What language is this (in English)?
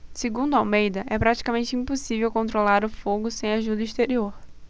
Portuguese